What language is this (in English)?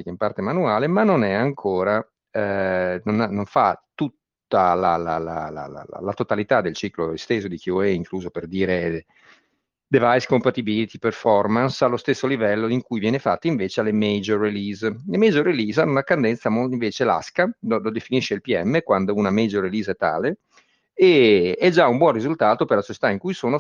Italian